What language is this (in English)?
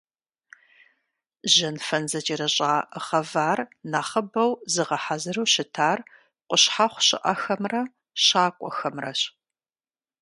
Kabardian